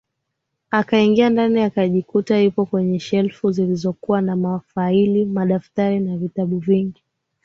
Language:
Swahili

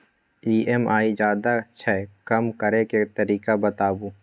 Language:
Maithili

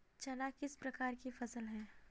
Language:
Hindi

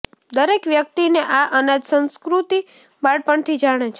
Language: Gujarati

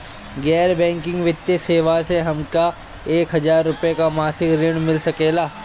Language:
Bhojpuri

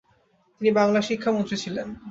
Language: Bangla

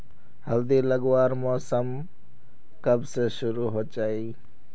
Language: Magahi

